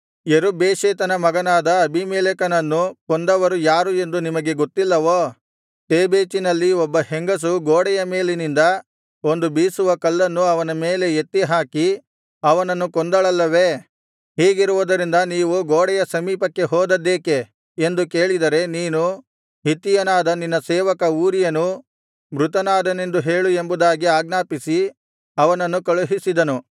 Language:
Kannada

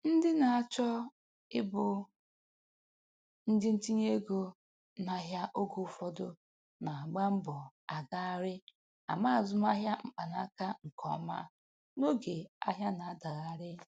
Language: Igbo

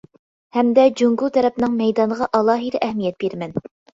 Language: Uyghur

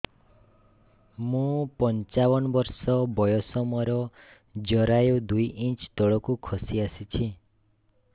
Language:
Odia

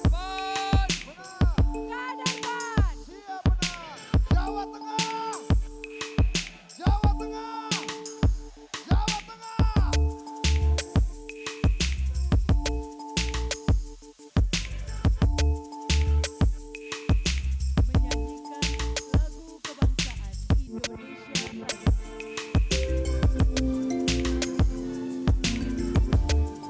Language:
Indonesian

